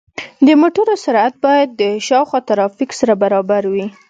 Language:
Pashto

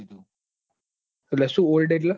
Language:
Gujarati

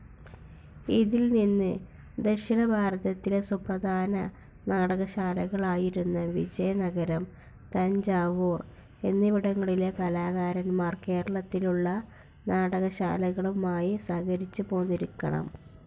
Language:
Malayalam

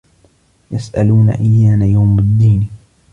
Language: Arabic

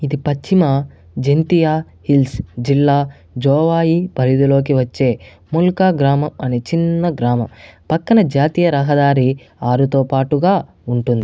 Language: Telugu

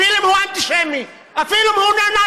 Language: Hebrew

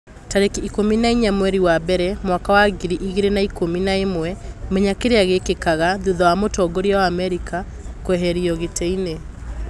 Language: Kikuyu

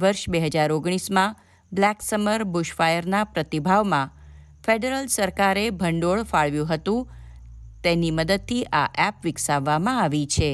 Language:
Gujarati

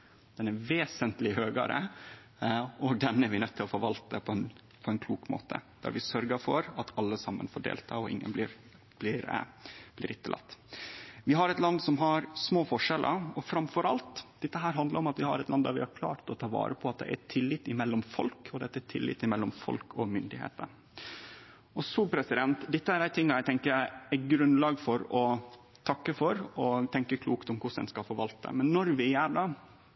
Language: Norwegian Nynorsk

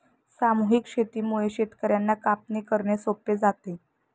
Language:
Marathi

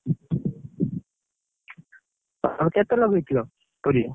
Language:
Odia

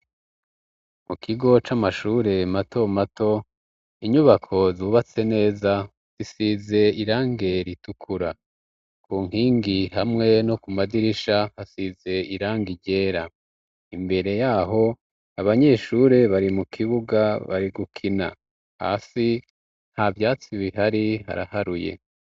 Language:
Rundi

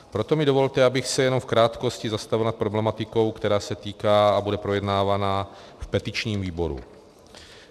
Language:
Czech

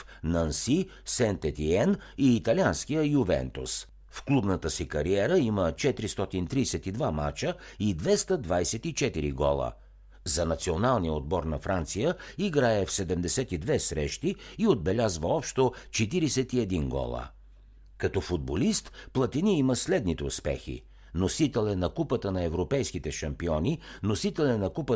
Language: Bulgarian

